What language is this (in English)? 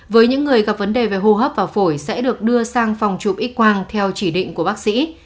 Vietnamese